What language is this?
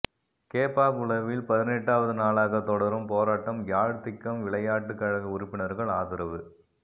Tamil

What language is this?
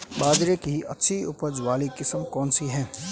Hindi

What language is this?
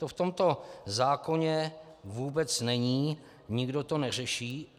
Czech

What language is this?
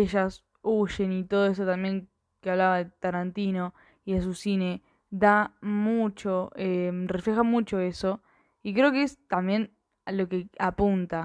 Spanish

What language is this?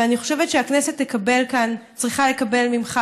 Hebrew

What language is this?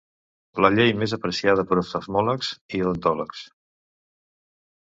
Catalan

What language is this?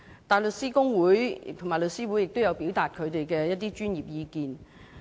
Cantonese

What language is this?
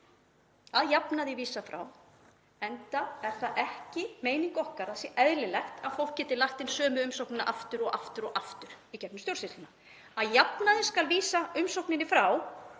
Icelandic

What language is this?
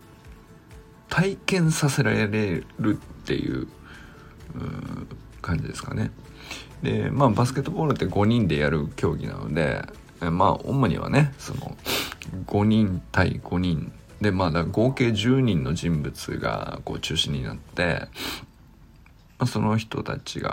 Japanese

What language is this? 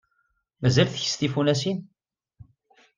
Kabyle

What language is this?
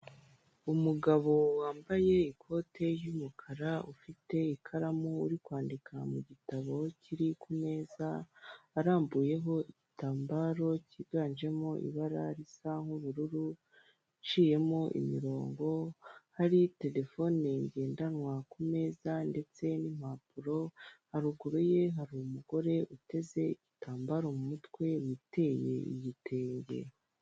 Kinyarwanda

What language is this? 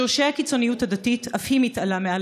Hebrew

